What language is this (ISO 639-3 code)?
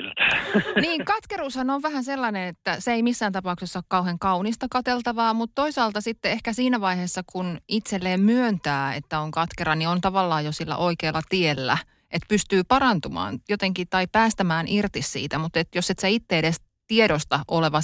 fin